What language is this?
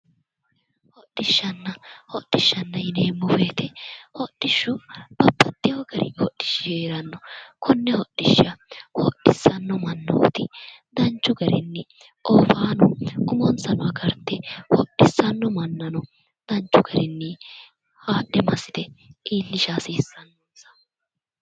Sidamo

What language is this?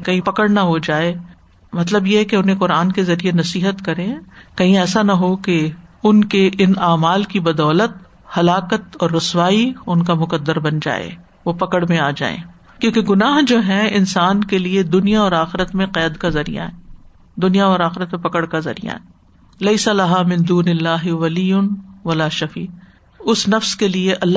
Urdu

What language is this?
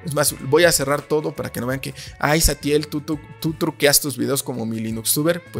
Spanish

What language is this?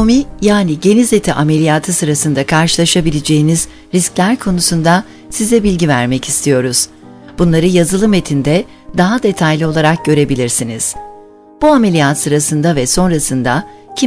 Turkish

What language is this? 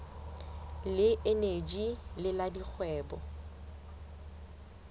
Southern Sotho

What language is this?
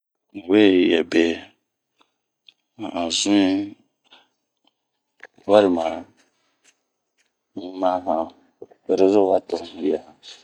Bomu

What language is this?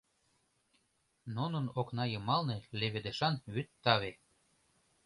Mari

